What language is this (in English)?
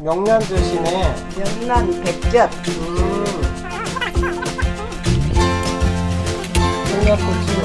Korean